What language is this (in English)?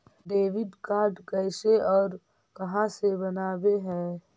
Magahi